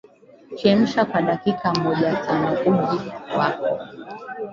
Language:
Swahili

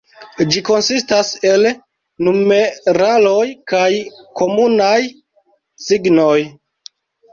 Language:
Esperanto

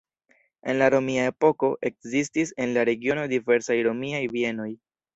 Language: Esperanto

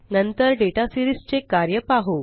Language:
Marathi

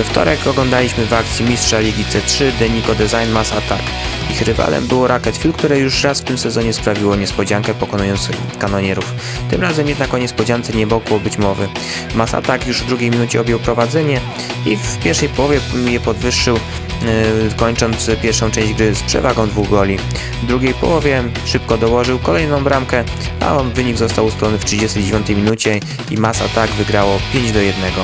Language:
Polish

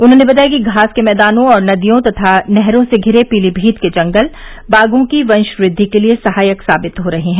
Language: Hindi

